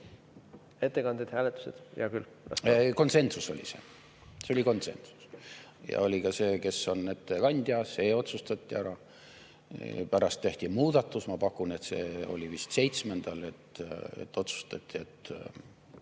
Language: Estonian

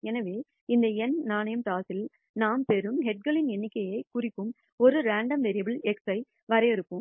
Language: Tamil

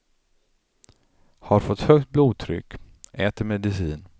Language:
Swedish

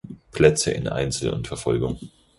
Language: German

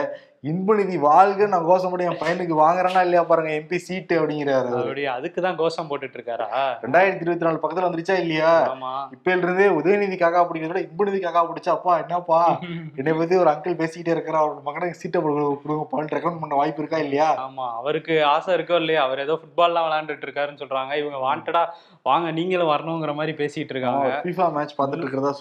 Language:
Tamil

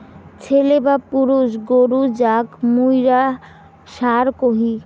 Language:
Bangla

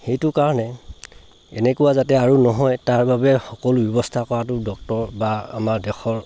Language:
Assamese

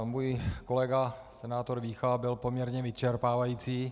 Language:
Czech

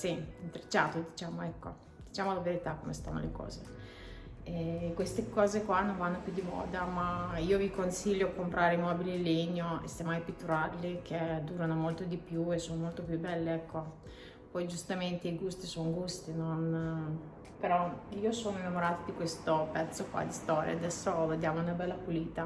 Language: Italian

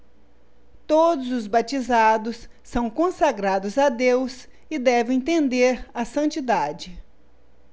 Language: Portuguese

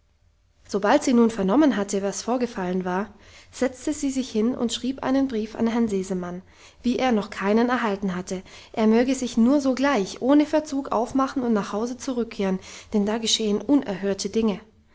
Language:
German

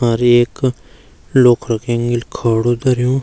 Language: Garhwali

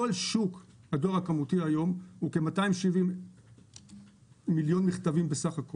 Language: Hebrew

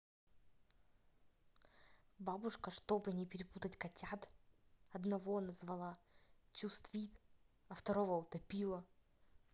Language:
Russian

